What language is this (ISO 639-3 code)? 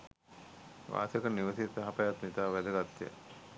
sin